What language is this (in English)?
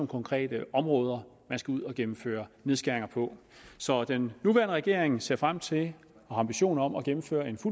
Danish